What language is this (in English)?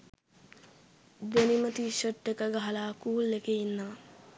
Sinhala